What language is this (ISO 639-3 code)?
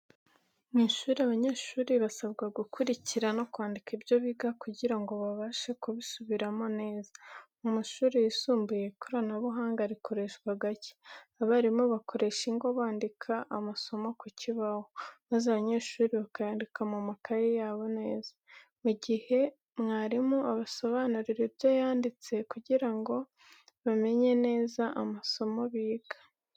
kin